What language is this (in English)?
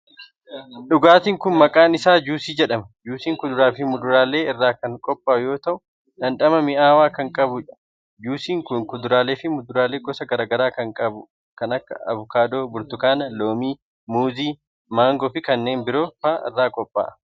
Oromo